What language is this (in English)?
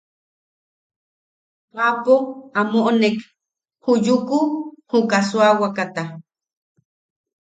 Yaqui